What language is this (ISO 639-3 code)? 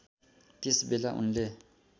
nep